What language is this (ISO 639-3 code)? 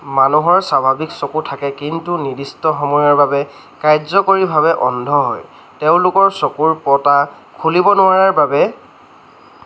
asm